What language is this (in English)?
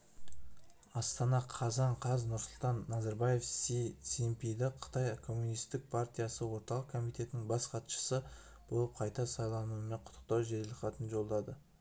Kazakh